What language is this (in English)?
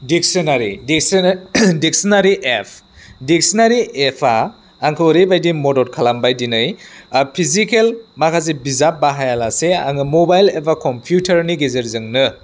Bodo